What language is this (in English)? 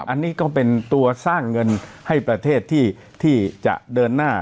Thai